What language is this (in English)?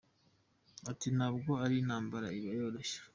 Kinyarwanda